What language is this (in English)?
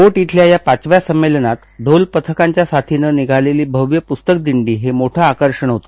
Marathi